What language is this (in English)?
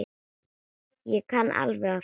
Icelandic